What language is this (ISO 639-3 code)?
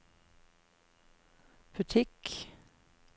nor